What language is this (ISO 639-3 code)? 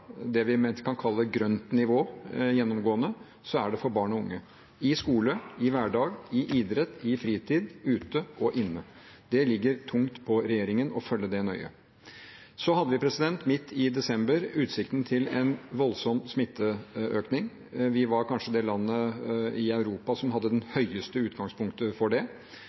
nob